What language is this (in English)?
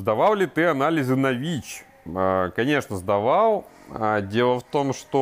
Russian